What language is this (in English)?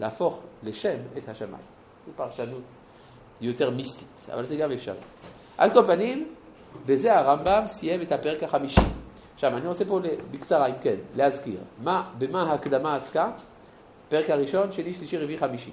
Hebrew